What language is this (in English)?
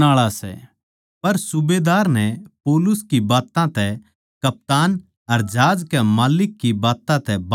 Haryanvi